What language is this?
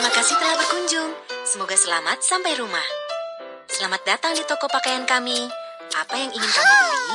Indonesian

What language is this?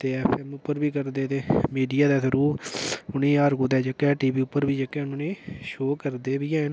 Dogri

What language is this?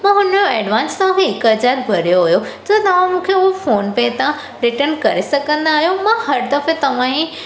Sindhi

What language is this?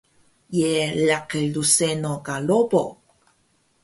Taroko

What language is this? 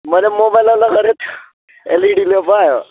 Nepali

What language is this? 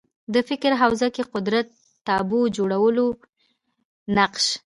Pashto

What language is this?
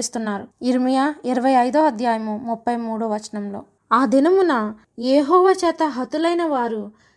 Telugu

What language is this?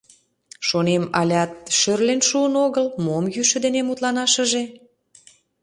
Mari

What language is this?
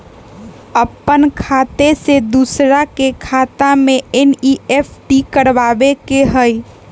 Magahi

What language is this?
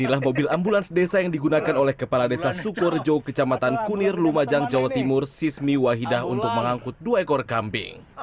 Indonesian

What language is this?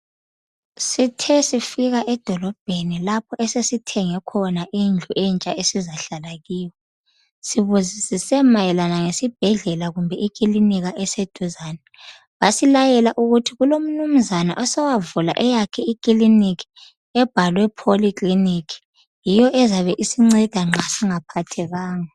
North Ndebele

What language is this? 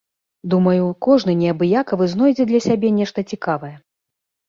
Belarusian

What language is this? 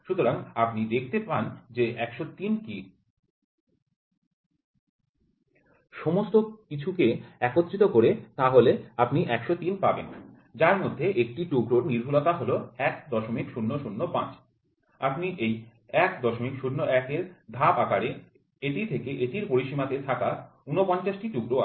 Bangla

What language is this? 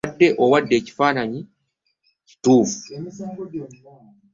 Ganda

